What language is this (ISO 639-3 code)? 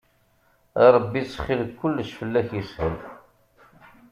kab